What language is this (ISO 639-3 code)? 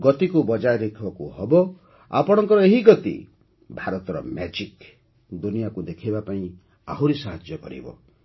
ori